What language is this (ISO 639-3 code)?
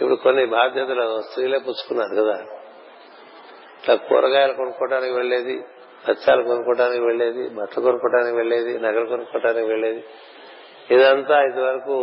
tel